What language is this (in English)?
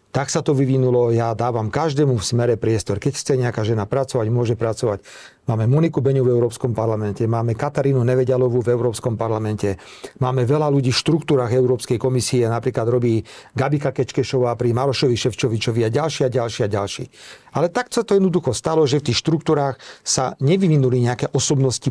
Slovak